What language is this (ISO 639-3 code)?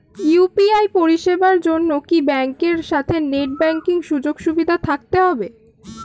ben